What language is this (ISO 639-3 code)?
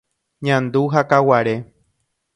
grn